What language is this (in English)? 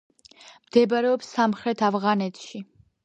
Georgian